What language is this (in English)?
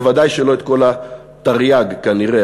Hebrew